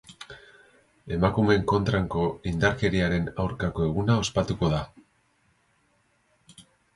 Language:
Basque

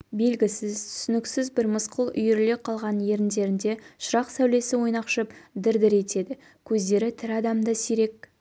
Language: Kazakh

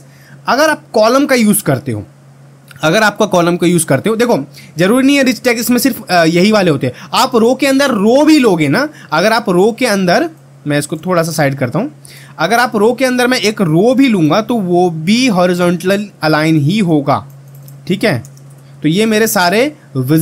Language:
Hindi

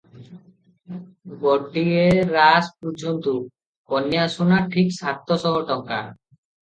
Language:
Odia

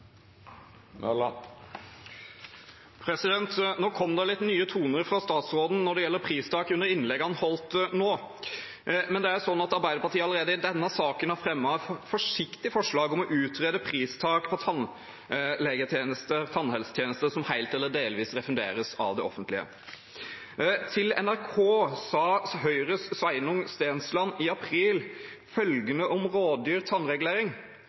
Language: Norwegian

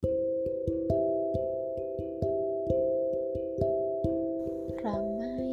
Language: Indonesian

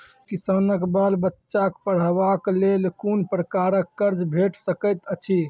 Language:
Maithili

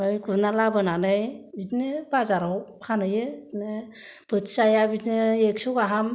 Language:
Bodo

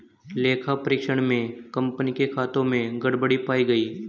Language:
Hindi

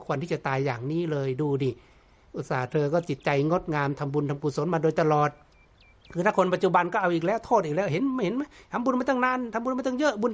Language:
Thai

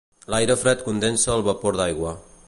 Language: Catalan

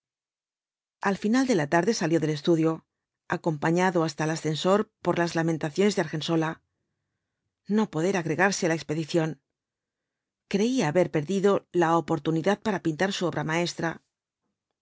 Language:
Spanish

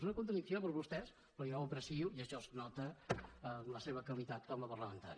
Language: Catalan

